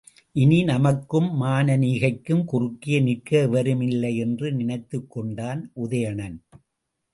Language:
Tamil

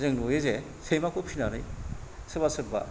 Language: Bodo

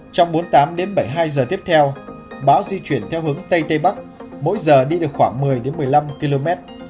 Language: Vietnamese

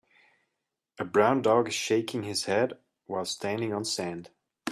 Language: English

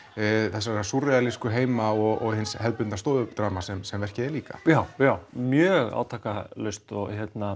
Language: Icelandic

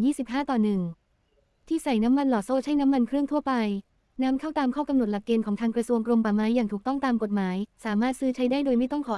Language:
Thai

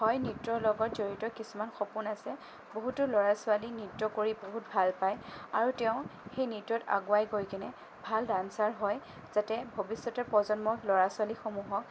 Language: Assamese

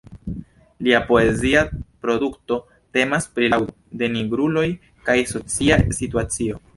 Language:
Esperanto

